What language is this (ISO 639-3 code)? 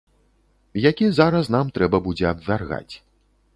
bel